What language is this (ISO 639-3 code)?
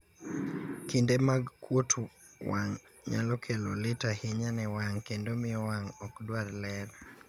luo